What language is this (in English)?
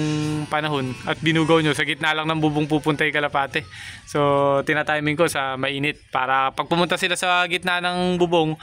Filipino